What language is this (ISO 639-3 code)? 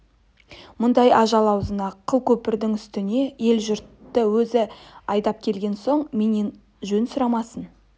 kaz